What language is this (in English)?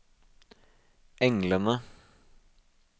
Norwegian